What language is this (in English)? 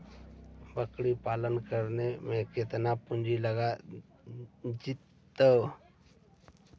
Magahi